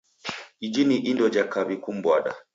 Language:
Taita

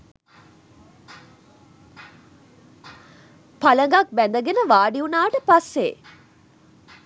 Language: Sinhala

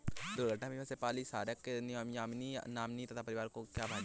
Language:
Hindi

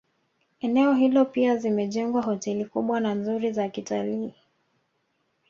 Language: Swahili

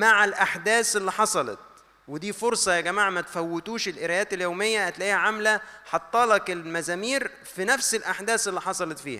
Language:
Arabic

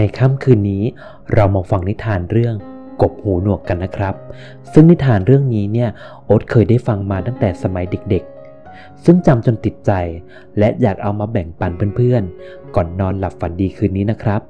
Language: Thai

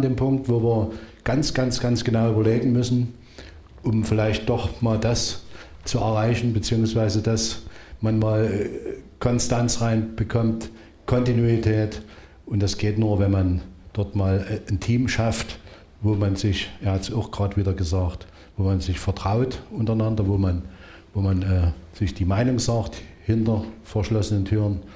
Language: German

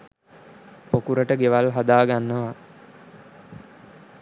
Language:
Sinhala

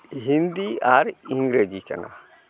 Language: Santali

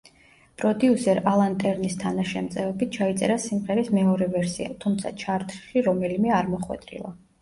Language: Georgian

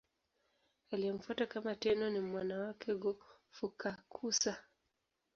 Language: Swahili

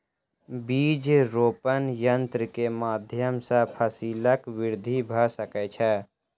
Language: Maithili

